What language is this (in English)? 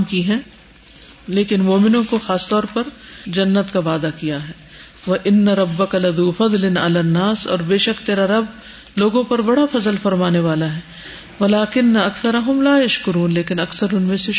Urdu